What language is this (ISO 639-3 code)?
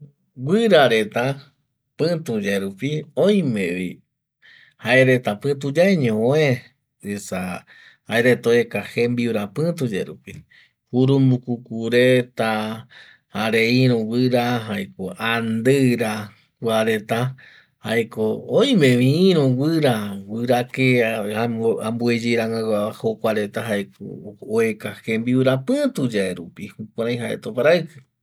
gui